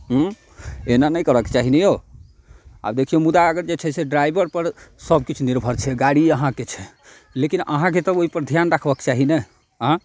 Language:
Maithili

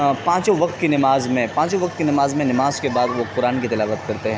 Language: Urdu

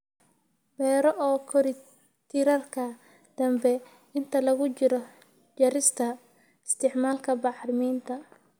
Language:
Somali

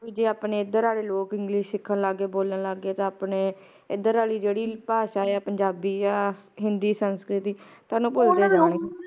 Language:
Punjabi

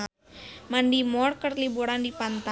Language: Sundanese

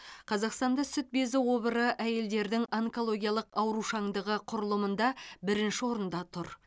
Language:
Kazakh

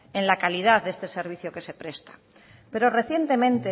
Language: Spanish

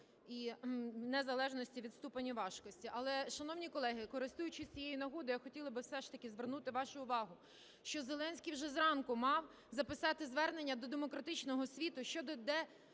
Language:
Ukrainian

